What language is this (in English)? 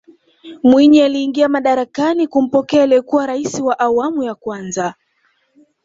Swahili